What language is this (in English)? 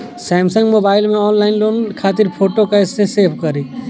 Bhojpuri